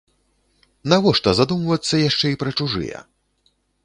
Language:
Belarusian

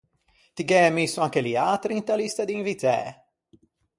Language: Ligurian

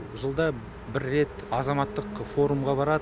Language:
Kazakh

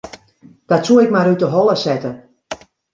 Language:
Western Frisian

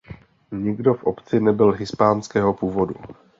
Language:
Czech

